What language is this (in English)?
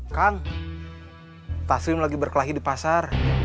Indonesian